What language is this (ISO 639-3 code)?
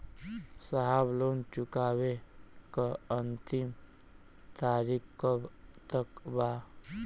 bho